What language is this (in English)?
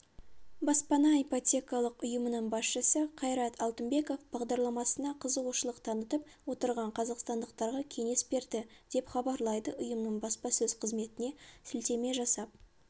Kazakh